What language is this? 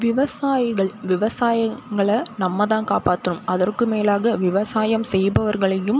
Tamil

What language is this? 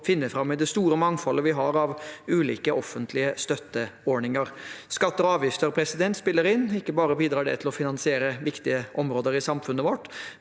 Norwegian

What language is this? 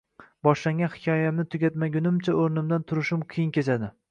Uzbek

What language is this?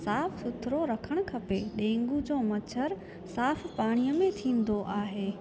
Sindhi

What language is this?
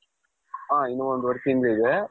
Kannada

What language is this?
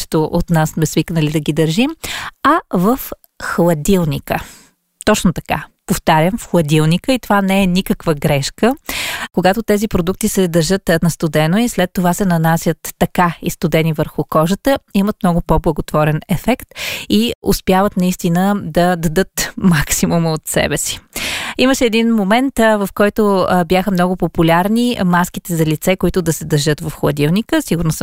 Bulgarian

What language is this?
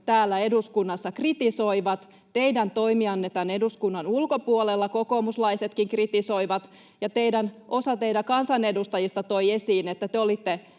Finnish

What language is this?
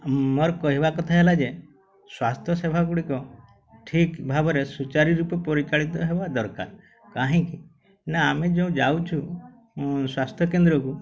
Odia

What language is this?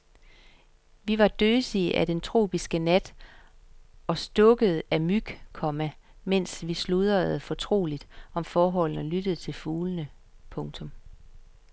Danish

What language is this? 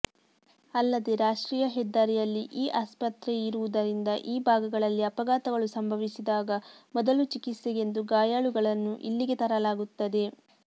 Kannada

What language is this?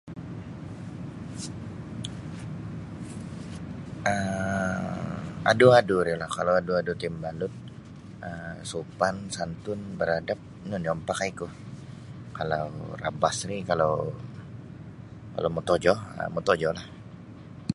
Sabah Bisaya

